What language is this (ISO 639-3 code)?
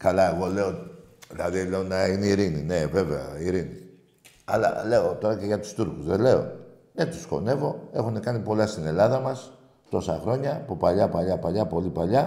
ell